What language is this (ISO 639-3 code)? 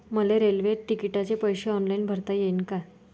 mar